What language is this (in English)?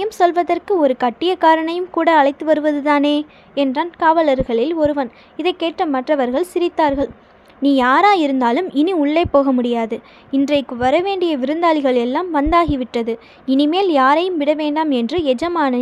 Tamil